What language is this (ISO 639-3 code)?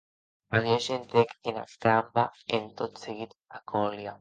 oci